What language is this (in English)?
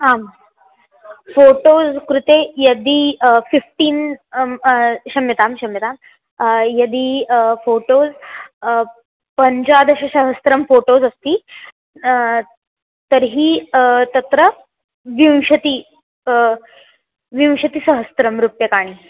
Sanskrit